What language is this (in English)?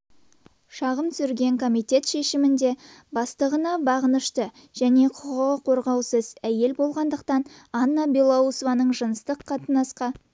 Kazakh